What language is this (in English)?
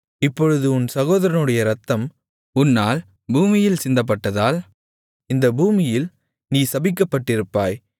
Tamil